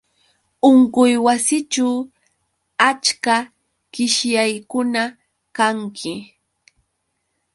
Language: Yauyos Quechua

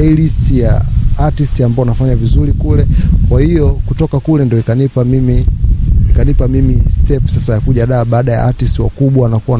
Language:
Swahili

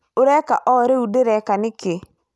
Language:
Kikuyu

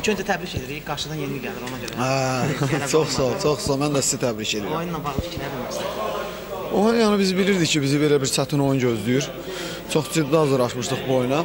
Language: Turkish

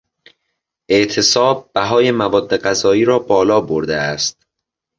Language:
Persian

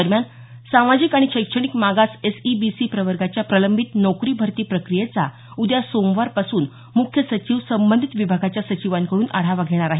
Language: Marathi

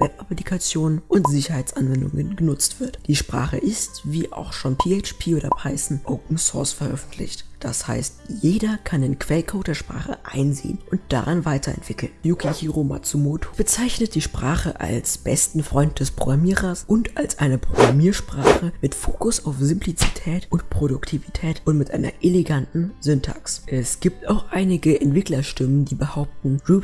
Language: German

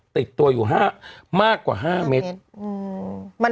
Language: Thai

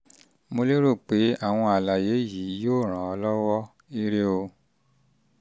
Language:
Yoruba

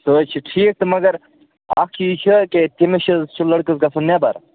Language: Kashmiri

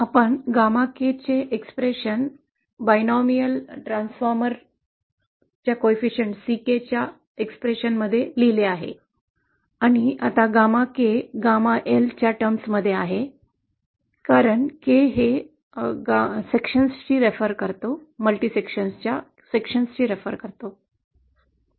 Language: Marathi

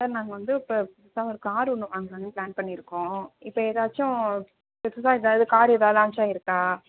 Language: Tamil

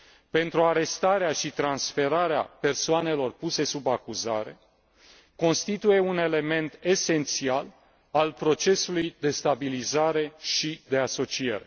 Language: Romanian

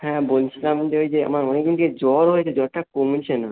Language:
Bangla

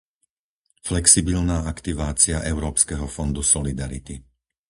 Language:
Slovak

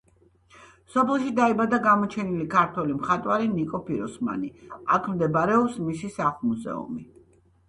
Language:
Georgian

